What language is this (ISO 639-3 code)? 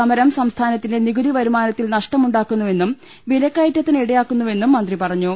mal